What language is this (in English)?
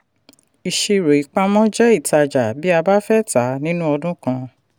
Yoruba